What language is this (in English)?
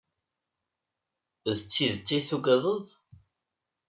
Kabyle